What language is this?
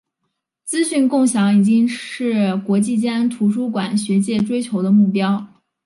Chinese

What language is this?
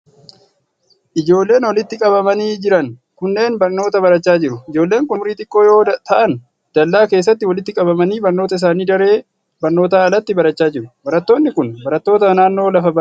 Oromo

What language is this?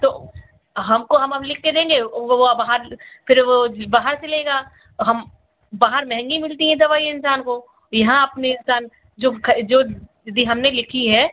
Hindi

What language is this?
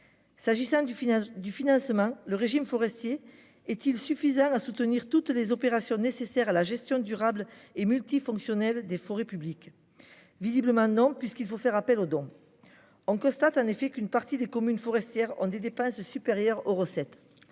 French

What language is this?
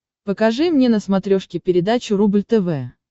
Russian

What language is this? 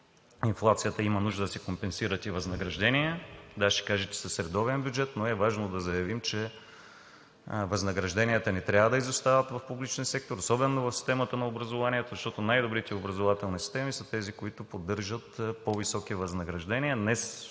Bulgarian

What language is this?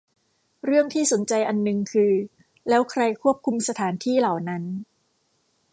Thai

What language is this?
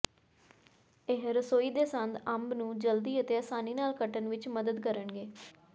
Punjabi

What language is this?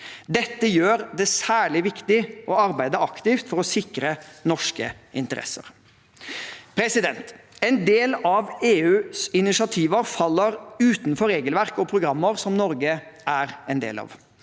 Norwegian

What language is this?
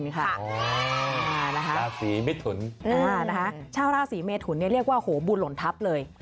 Thai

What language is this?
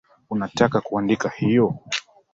Swahili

